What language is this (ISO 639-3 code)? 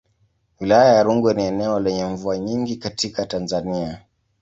swa